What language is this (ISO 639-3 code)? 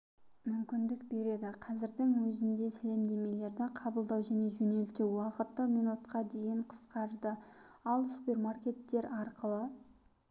kaz